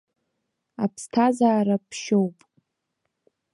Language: Abkhazian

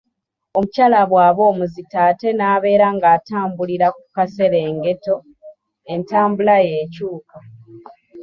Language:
Ganda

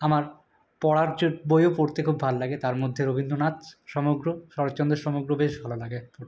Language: Bangla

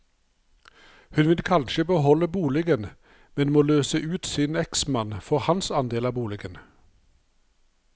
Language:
Norwegian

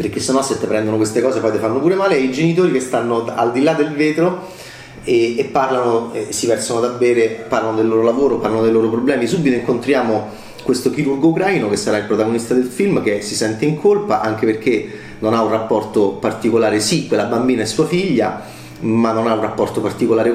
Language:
Italian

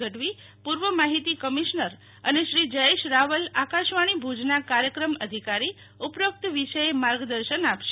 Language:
Gujarati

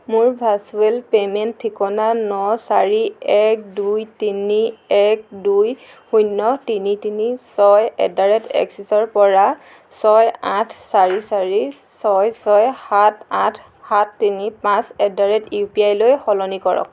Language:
Assamese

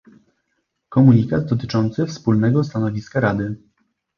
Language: Polish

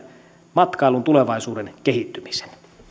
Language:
Finnish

